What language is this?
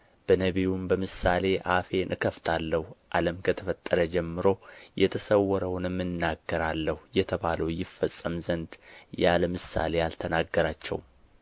Amharic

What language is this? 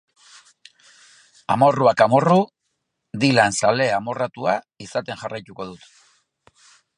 Basque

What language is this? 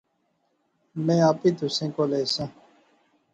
Pahari-Potwari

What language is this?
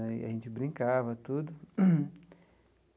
Portuguese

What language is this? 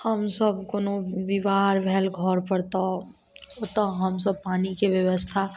Maithili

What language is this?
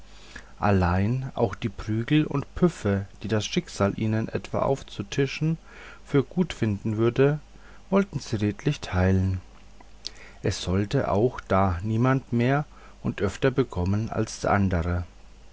German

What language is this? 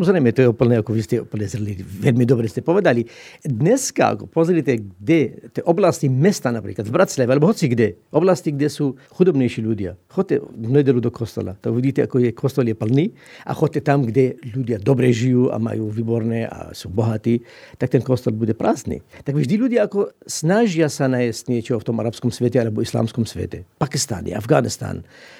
Slovak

